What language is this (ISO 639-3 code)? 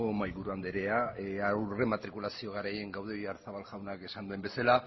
eus